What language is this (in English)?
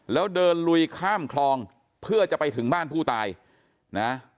Thai